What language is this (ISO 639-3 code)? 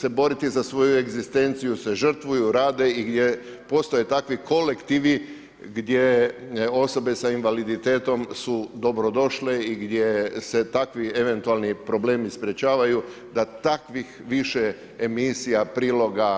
hrv